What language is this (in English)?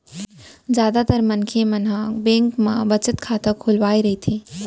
Chhattisgarhi